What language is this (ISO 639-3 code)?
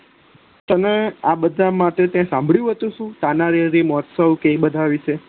guj